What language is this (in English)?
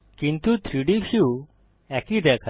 Bangla